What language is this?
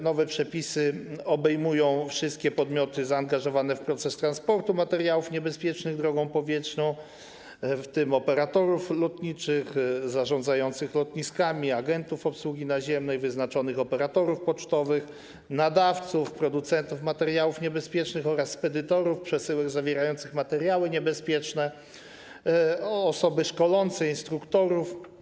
Polish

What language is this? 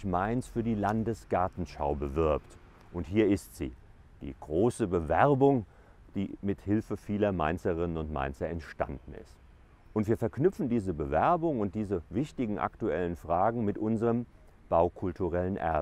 German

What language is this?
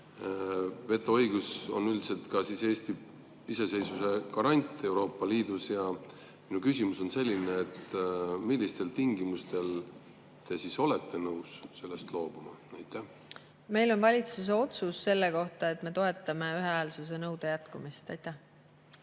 Estonian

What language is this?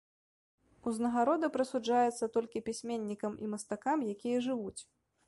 Belarusian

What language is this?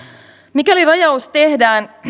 Finnish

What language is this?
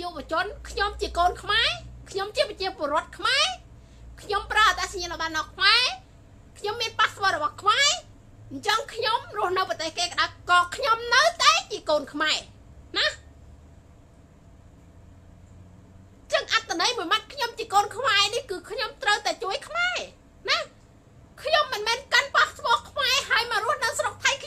Thai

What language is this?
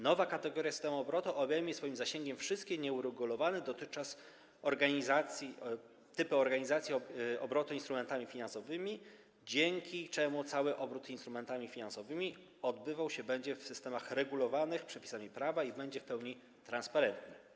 Polish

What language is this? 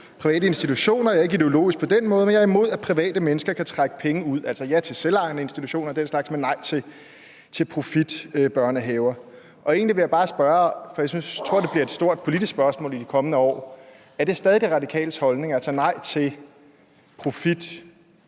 Danish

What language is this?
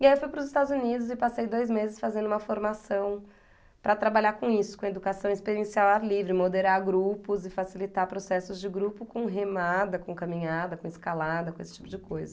Portuguese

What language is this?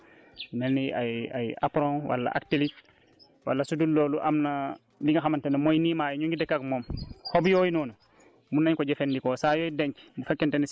Wolof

